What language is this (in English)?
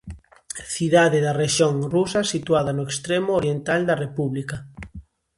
Galician